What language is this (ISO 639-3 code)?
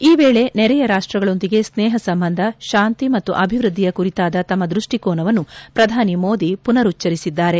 kan